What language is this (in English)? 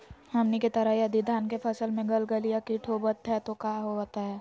Magahi